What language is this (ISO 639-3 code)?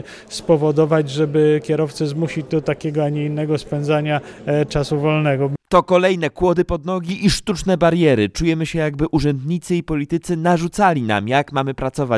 pol